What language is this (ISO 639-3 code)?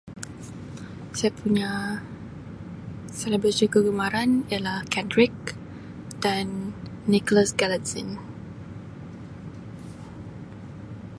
msi